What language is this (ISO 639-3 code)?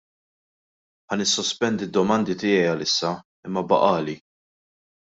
mlt